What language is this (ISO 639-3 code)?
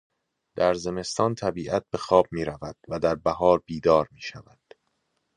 fas